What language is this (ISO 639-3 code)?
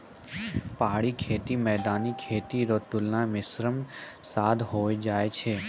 mai